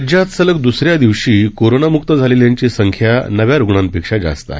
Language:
Marathi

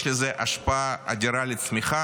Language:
Hebrew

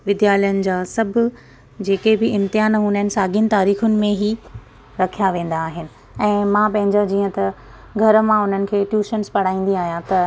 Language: Sindhi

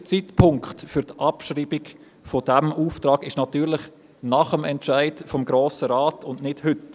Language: Swiss German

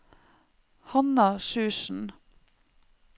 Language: Norwegian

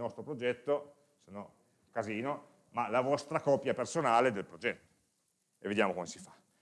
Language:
Italian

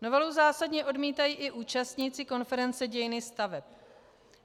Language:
Czech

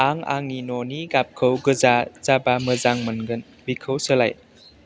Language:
Bodo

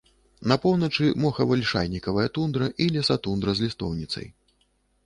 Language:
Belarusian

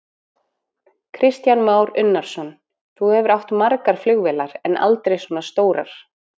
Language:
Icelandic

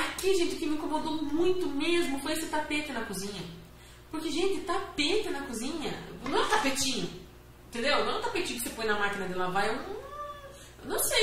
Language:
Portuguese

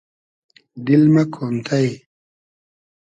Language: Hazaragi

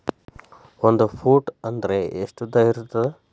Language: Kannada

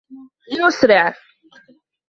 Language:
Arabic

